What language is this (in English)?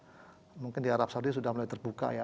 Indonesian